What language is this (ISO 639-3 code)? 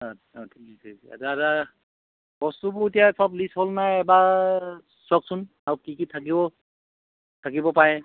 asm